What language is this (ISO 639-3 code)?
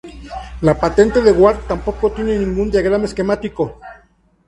spa